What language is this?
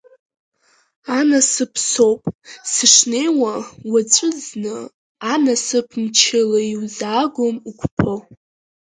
Abkhazian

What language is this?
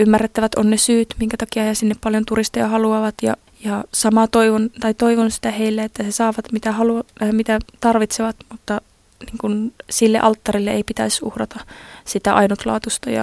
Finnish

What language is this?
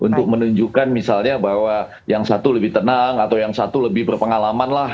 Indonesian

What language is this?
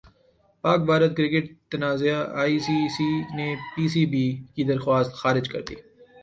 Urdu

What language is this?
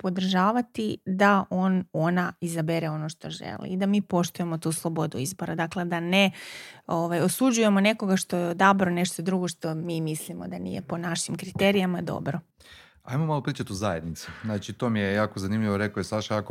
Croatian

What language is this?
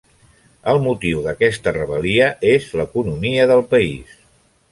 Catalan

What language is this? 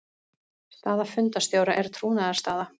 Icelandic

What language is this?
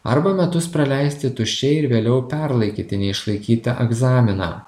Lithuanian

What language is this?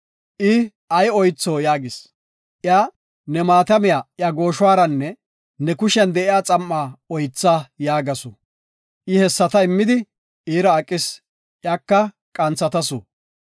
Gofa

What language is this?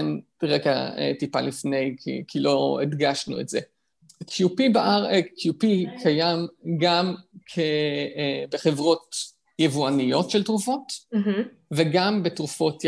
Hebrew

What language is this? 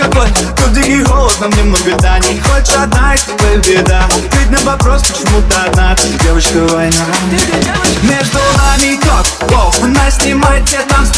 Russian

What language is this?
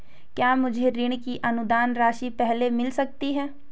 Hindi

